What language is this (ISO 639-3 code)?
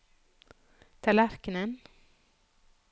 nor